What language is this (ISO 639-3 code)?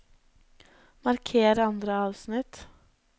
nor